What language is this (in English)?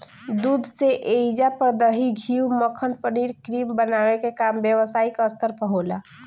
Bhojpuri